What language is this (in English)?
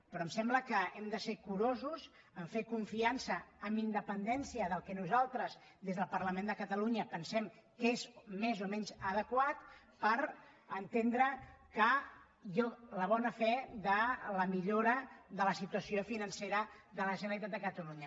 Catalan